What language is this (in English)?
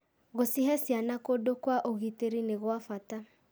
Kikuyu